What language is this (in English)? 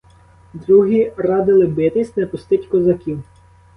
Ukrainian